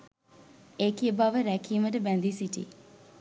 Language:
Sinhala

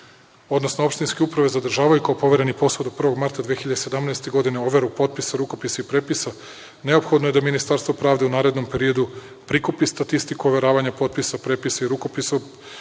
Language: Serbian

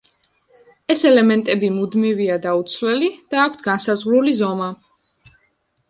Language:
Georgian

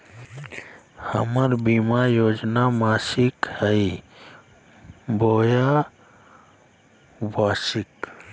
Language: Magahi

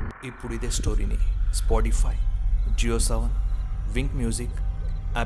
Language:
Telugu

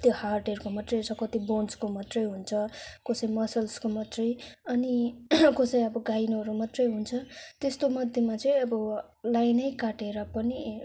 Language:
Nepali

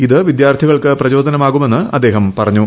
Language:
Malayalam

